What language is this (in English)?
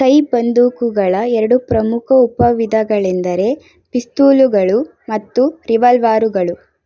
Kannada